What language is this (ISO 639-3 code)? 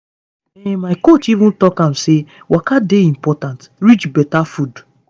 pcm